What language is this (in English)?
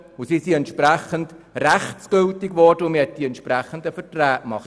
Swiss German